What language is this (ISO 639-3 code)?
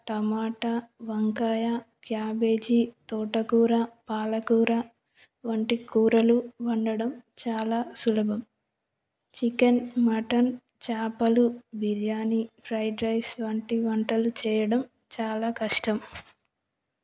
tel